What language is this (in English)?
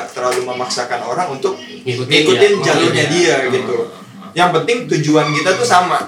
Indonesian